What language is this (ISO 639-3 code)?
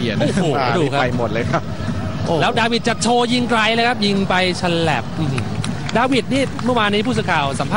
tha